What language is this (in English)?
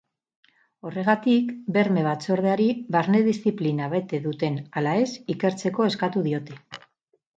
Basque